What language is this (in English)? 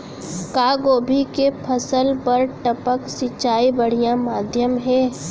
Chhattisgarhi